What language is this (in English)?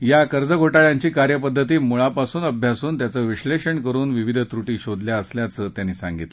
Marathi